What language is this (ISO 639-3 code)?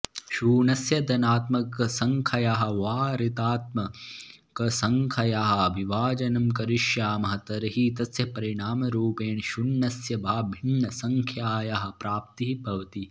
san